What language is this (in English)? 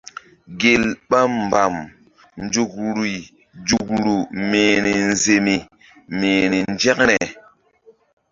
Mbum